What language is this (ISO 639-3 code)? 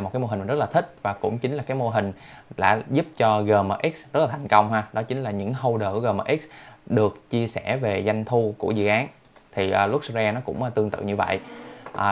vie